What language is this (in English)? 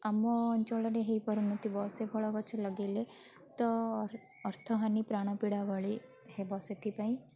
Odia